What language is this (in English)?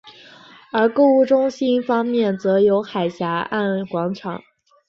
Chinese